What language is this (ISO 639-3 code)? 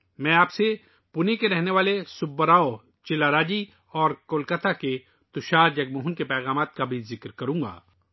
urd